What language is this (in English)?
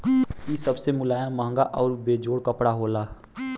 Bhojpuri